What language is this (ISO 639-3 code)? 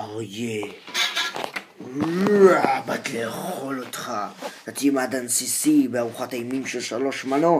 heb